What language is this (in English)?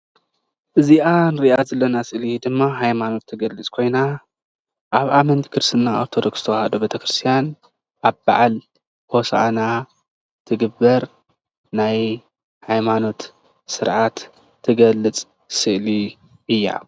Tigrinya